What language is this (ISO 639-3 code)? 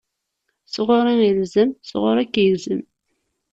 kab